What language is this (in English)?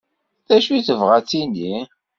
Kabyle